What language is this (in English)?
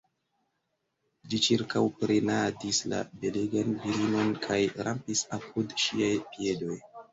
Esperanto